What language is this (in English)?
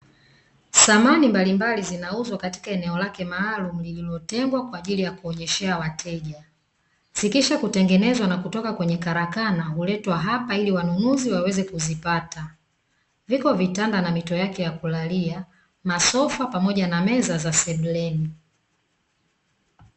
Swahili